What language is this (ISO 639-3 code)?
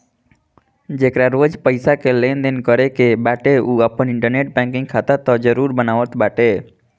bho